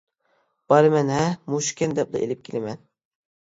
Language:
Uyghur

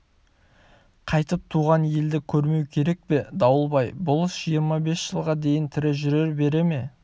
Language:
Kazakh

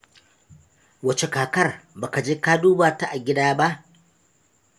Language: Hausa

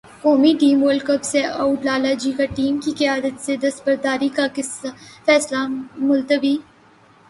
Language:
Urdu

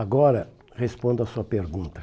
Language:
Portuguese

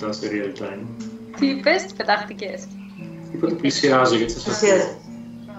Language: Greek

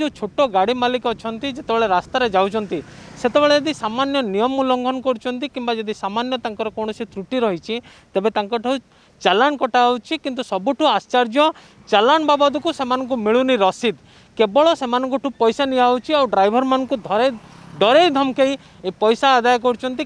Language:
Hindi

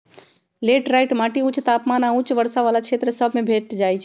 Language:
Magahi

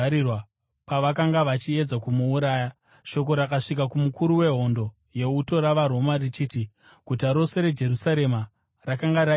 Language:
Shona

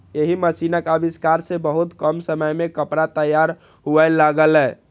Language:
Maithili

